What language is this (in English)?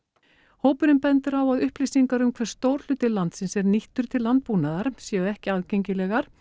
Icelandic